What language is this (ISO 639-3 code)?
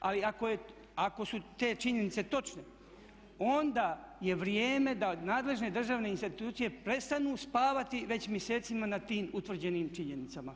hrv